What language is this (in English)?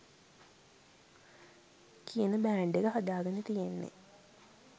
Sinhala